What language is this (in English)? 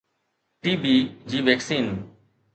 Sindhi